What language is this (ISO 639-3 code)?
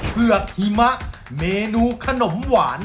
tha